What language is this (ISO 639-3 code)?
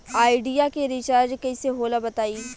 bho